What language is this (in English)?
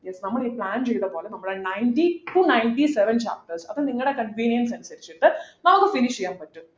Malayalam